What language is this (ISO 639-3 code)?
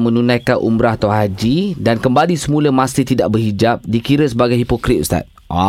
msa